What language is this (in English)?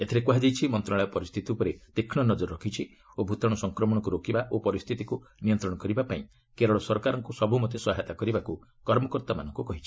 Odia